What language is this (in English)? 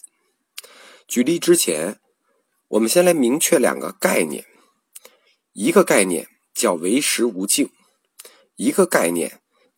Chinese